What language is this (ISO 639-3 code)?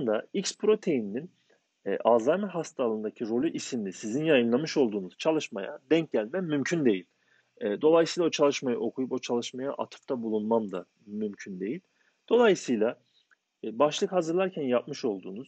tur